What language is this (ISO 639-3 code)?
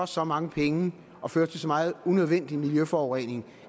dan